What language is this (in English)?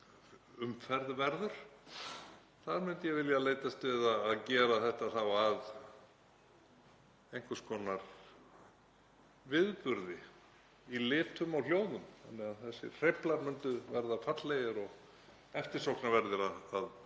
Icelandic